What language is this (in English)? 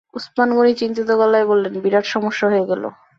Bangla